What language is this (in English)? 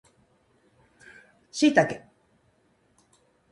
Japanese